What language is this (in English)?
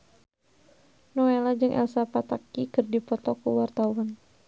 Sundanese